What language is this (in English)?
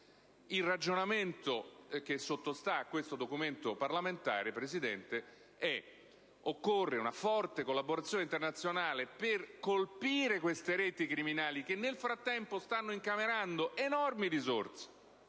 Italian